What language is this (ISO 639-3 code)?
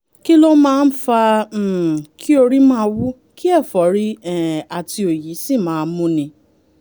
yor